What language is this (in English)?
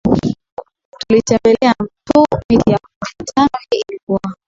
Swahili